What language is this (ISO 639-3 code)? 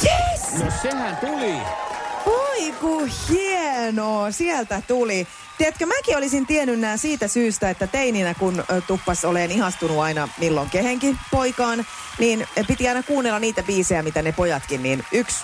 fin